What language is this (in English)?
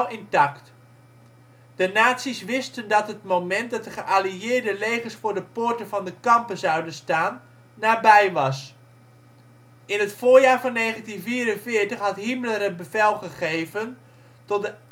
Dutch